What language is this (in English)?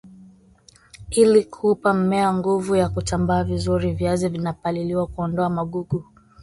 Swahili